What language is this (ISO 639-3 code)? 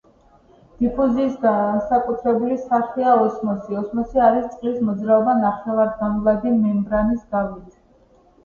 kat